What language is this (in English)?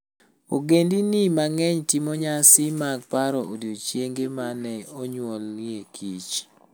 Luo (Kenya and Tanzania)